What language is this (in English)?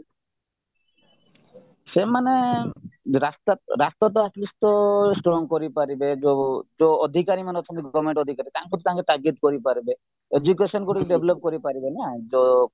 Odia